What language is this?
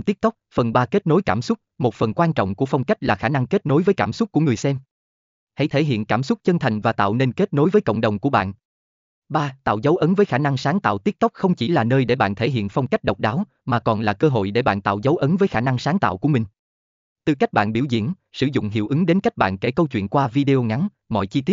Vietnamese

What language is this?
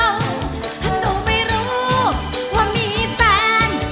Thai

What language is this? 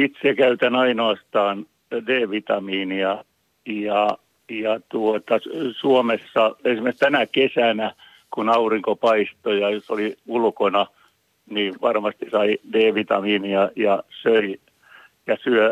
Finnish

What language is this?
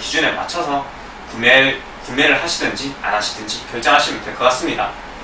Korean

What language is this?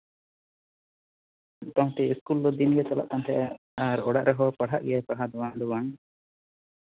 Santali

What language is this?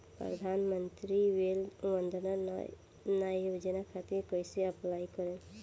Bhojpuri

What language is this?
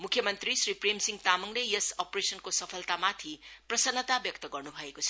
Nepali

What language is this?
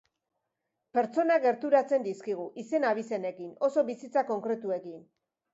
Basque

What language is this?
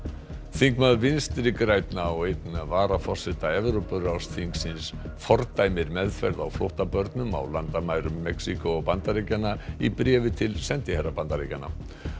Icelandic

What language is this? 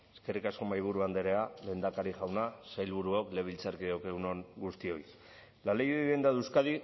Basque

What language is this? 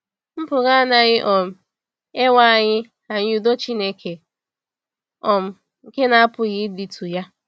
Igbo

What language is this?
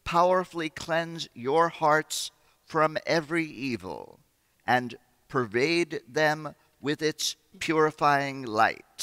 English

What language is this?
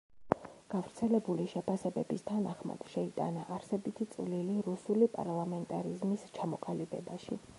Georgian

